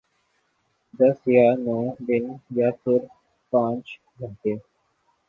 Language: Urdu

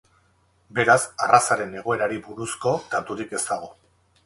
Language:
Basque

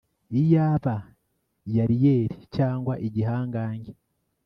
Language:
Kinyarwanda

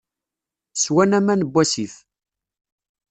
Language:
Kabyle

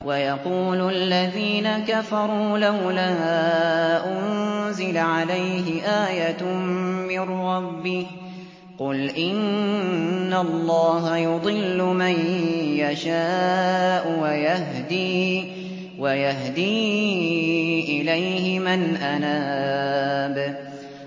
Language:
Arabic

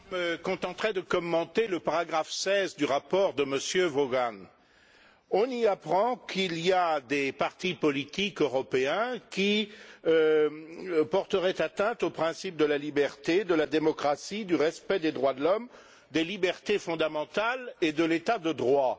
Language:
French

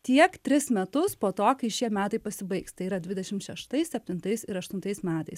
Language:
Lithuanian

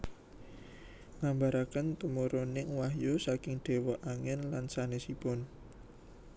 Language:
Javanese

